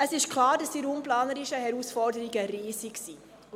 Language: Swiss German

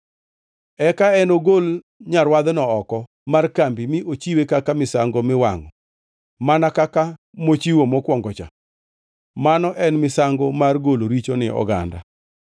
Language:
Luo (Kenya and Tanzania)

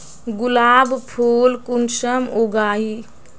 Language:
Magahi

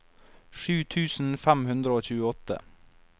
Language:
Norwegian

